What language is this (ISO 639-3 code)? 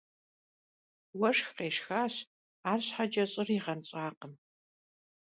kbd